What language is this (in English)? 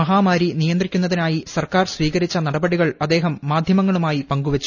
Malayalam